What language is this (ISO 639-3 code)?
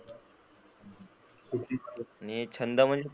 mar